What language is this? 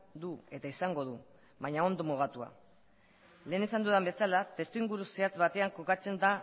Basque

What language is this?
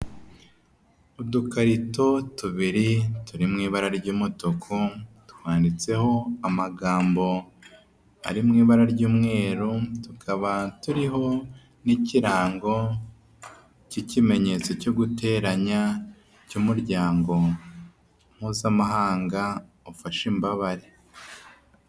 Kinyarwanda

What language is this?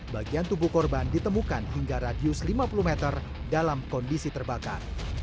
Indonesian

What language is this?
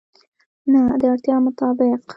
Pashto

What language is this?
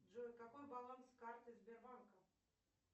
Russian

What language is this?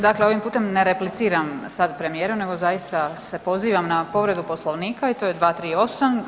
Croatian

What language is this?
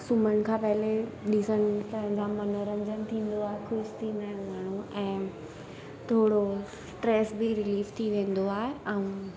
Sindhi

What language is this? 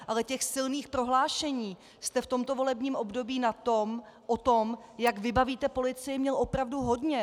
Czech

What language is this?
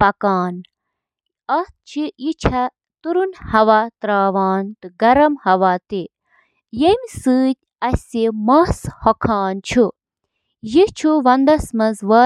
Kashmiri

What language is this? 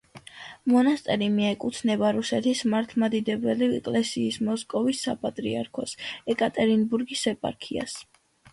Georgian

